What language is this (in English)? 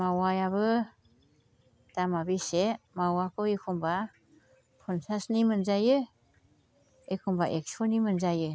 Bodo